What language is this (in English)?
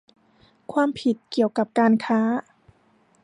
Thai